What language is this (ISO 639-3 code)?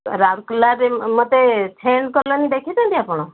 ori